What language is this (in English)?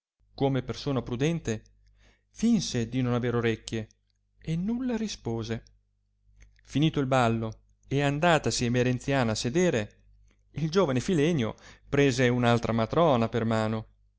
Italian